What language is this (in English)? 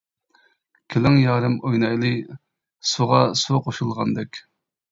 Uyghur